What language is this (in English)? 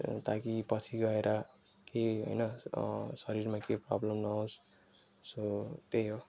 Nepali